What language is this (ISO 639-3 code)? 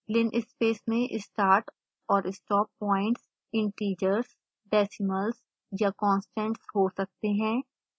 hin